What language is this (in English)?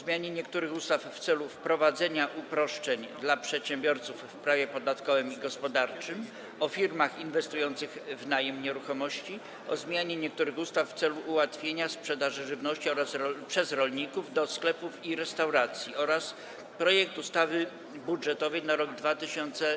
Polish